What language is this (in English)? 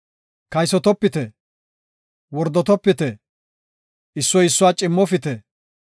Gofa